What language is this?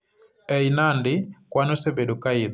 Luo (Kenya and Tanzania)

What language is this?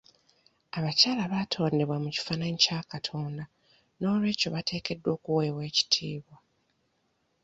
Ganda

